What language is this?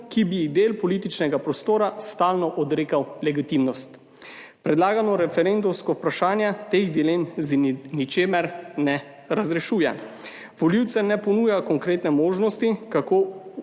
Slovenian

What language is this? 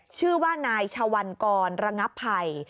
Thai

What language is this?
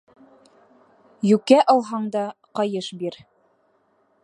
Bashkir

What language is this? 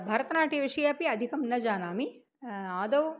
Sanskrit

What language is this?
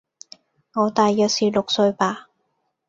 Cantonese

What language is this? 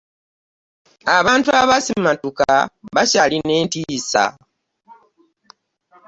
Ganda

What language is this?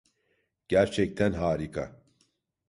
Turkish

